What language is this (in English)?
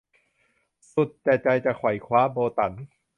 Thai